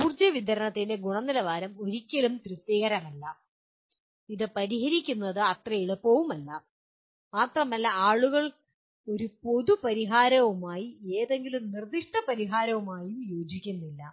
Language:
Malayalam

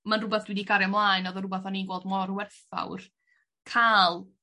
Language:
Welsh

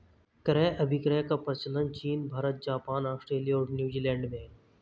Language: Hindi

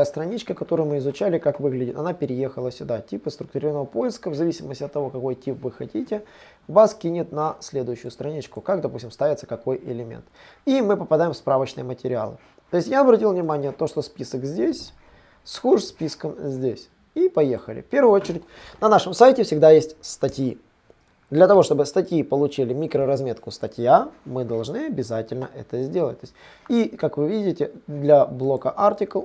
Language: Russian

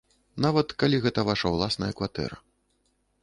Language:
Belarusian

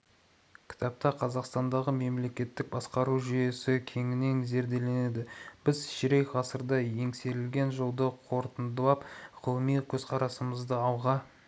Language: Kazakh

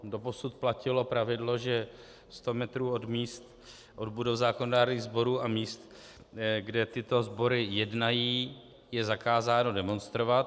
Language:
Czech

